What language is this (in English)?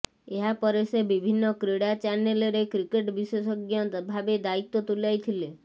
Odia